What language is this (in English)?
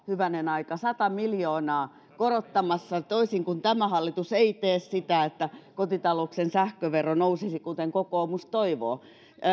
Finnish